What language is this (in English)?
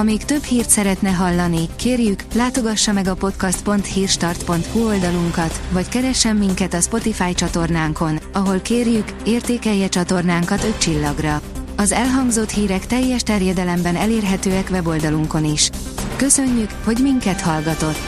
Hungarian